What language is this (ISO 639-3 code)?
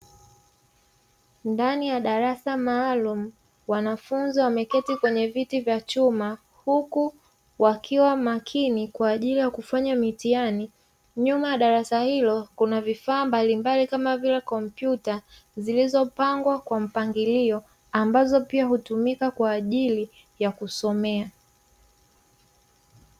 swa